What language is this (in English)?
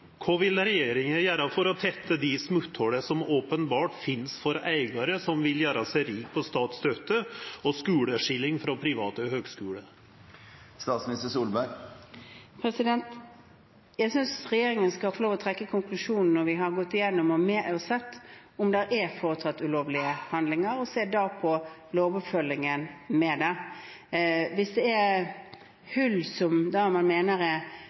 Norwegian